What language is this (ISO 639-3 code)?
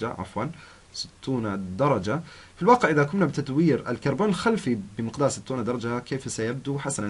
ara